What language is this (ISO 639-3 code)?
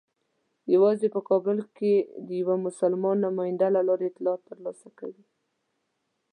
pus